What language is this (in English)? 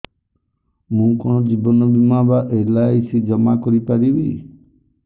Odia